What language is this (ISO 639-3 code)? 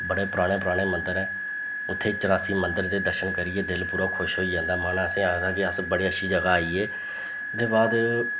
doi